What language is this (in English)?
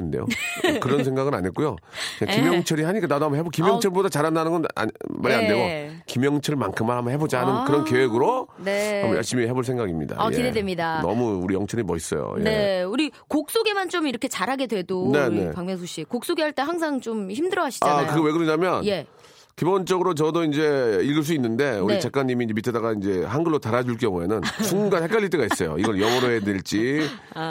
Korean